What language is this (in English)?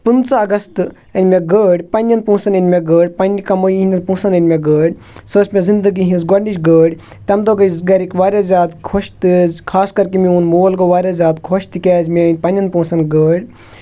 Kashmiri